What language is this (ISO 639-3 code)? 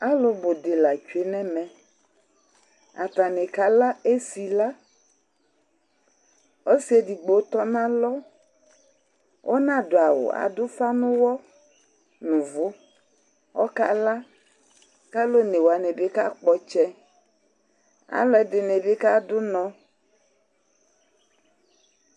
kpo